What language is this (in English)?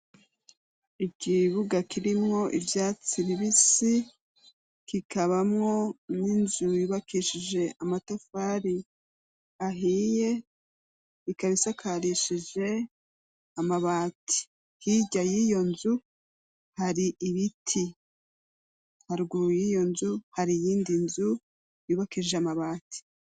Rundi